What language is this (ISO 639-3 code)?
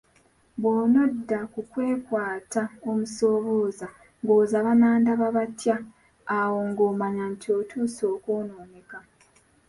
lug